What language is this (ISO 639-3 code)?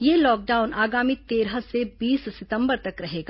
hin